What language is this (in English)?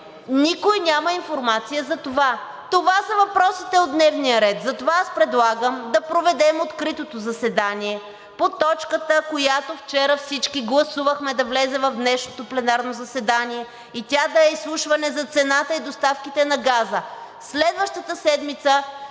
Bulgarian